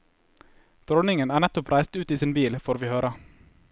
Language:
Norwegian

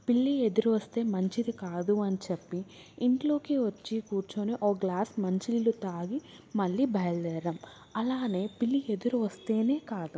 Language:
Telugu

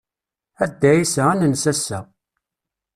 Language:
Kabyle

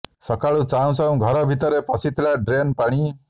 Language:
Odia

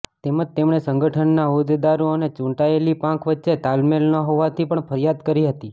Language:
Gujarati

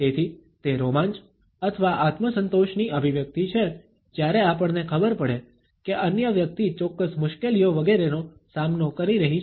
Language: Gujarati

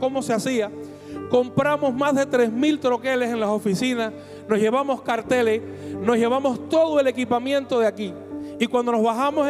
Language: Spanish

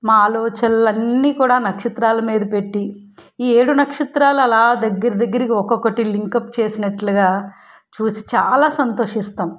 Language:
Telugu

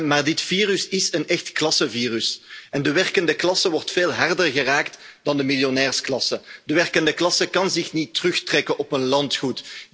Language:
Dutch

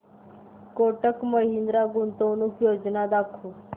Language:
Marathi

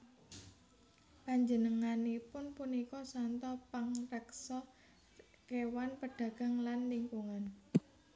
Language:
Javanese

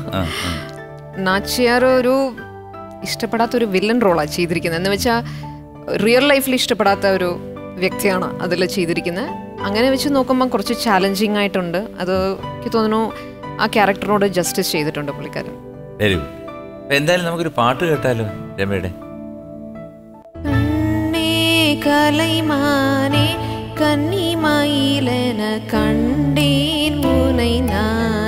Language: Malayalam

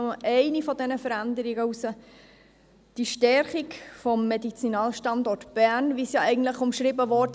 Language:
Swiss German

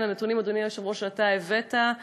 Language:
Hebrew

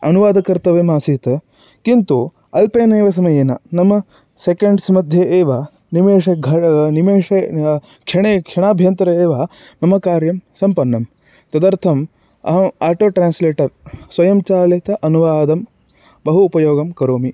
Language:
Sanskrit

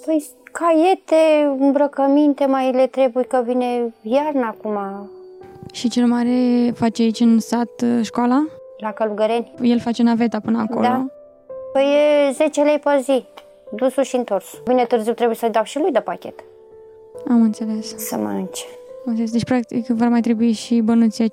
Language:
Romanian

